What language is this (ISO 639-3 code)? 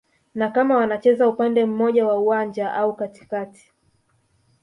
swa